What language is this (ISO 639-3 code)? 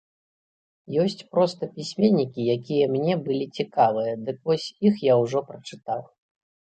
bel